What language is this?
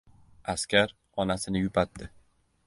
Uzbek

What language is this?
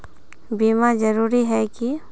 Magahi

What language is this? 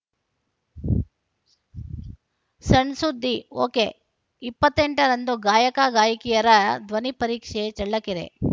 Kannada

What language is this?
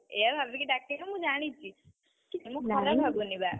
Odia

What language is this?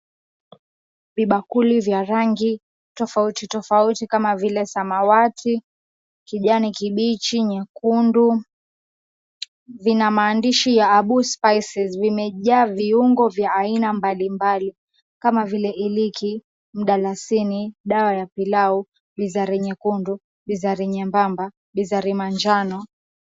Swahili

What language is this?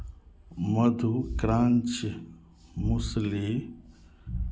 Maithili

